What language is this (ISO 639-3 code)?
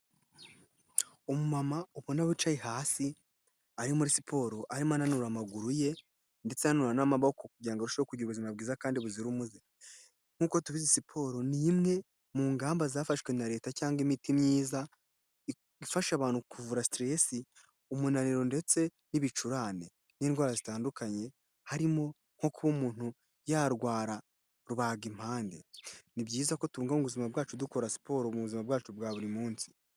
kin